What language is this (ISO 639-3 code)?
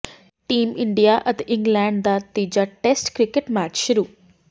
pan